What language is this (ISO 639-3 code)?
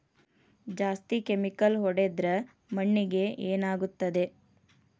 kan